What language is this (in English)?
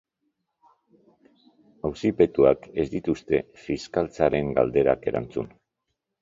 Basque